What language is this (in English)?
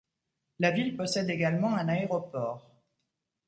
French